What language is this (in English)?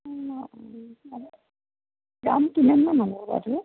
Assamese